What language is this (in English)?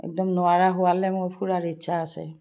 Assamese